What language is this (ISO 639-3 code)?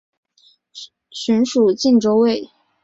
zho